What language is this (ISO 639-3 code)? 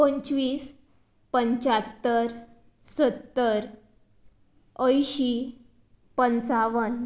kok